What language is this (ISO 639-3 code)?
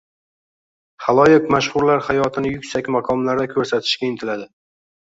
uzb